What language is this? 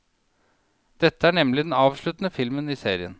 Norwegian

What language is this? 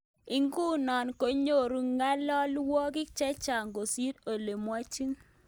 Kalenjin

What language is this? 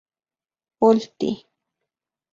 Central Puebla Nahuatl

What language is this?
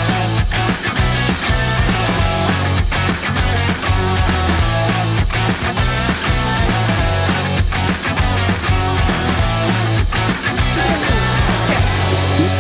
English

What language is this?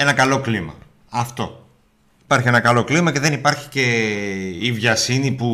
Greek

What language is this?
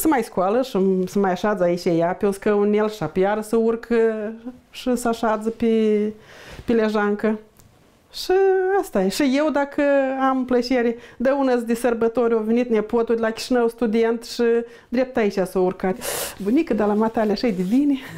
Romanian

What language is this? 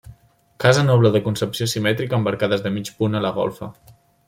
Catalan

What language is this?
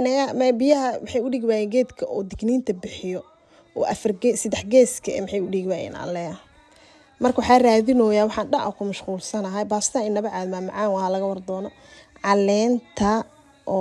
Arabic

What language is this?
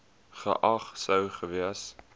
Afrikaans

